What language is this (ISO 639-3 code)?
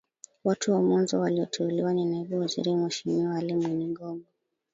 swa